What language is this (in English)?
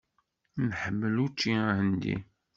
Kabyle